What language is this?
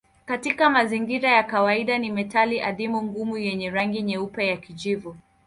Swahili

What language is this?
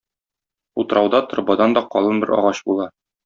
Tatar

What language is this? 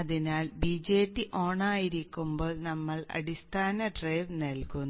Malayalam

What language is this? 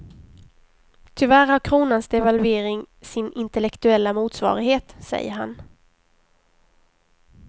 Swedish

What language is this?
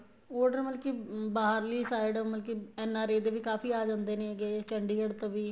Punjabi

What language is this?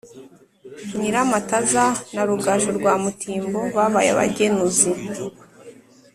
Kinyarwanda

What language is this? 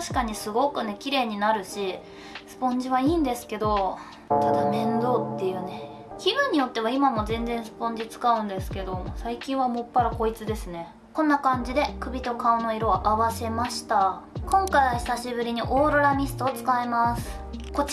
Japanese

